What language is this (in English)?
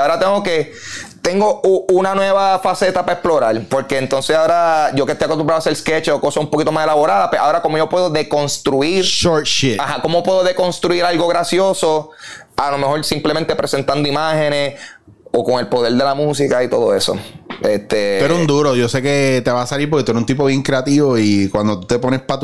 Spanish